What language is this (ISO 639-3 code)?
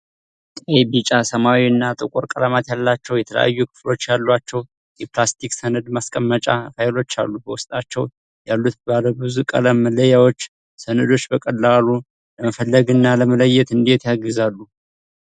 amh